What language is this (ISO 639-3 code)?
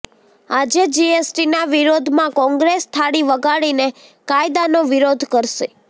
guj